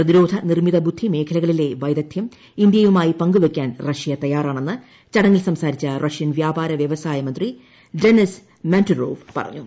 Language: Malayalam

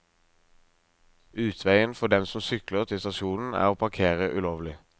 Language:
Norwegian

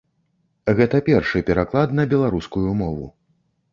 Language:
Belarusian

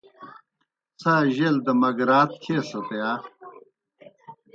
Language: Kohistani Shina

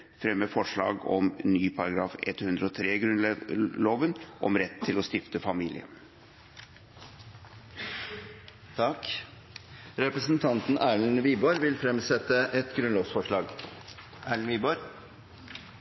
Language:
Norwegian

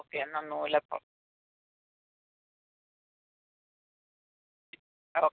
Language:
Malayalam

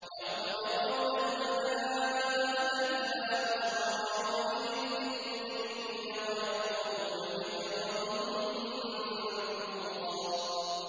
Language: Arabic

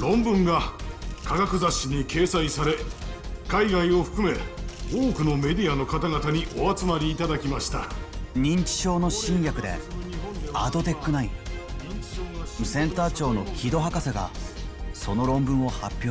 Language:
Japanese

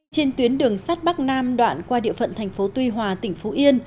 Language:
Vietnamese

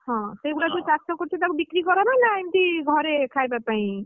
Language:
Odia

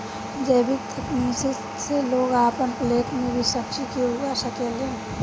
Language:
Bhojpuri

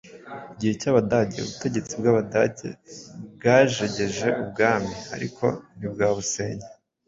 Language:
Kinyarwanda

